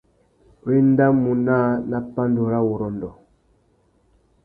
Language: Tuki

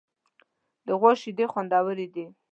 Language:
Pashto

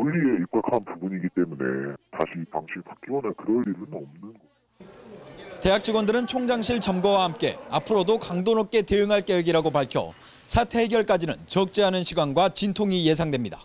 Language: Korean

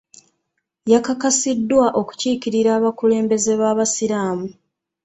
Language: Ganda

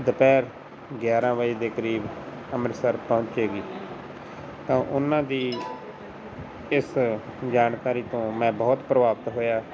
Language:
Punjabi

